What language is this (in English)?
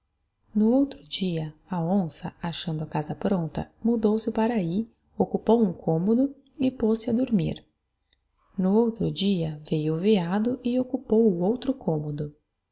Portuguese